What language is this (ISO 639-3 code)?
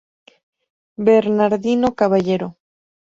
spa